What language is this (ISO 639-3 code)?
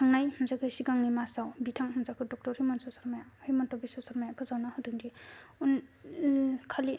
brx